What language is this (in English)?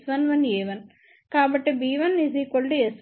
Telugu